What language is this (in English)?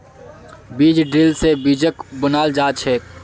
Magahi